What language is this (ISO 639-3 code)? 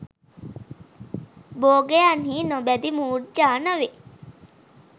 sin